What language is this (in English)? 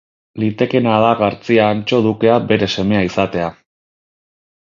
Basque